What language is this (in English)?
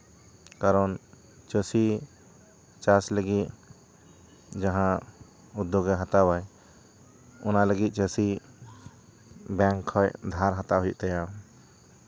Santali